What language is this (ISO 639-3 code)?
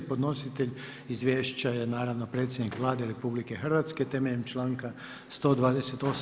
hrv